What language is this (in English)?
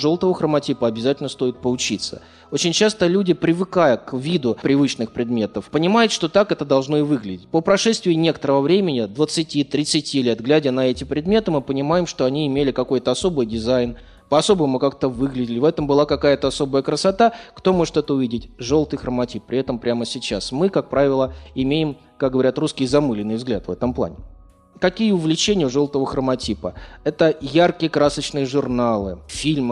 Russian